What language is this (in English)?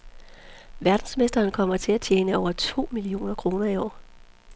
Danish